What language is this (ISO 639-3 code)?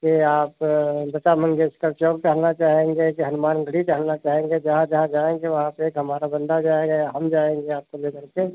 hin